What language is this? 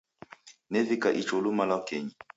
Taita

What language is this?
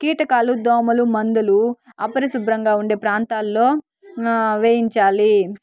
Telugu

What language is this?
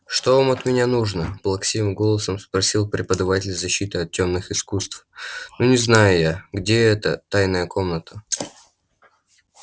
Russian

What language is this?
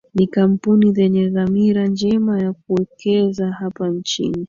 Swahili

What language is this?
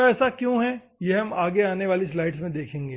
Hindi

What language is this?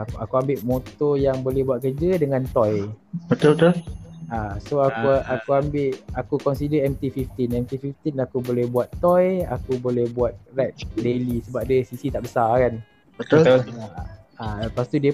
Malay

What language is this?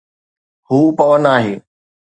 Sindhi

